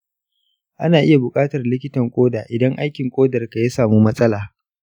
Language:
Hausa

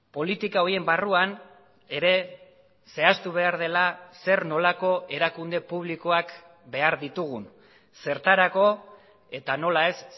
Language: Basque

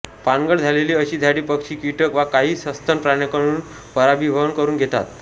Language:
Marathi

